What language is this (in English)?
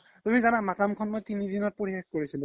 Assamese